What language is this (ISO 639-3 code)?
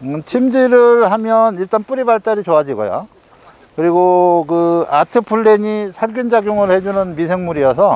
kor